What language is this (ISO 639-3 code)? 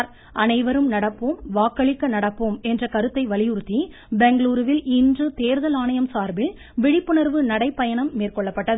tam